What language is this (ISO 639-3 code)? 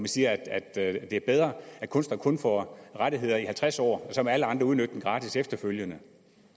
dan